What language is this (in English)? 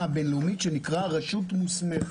Hebrew